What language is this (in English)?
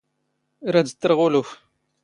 Standard Moroccan Tamazight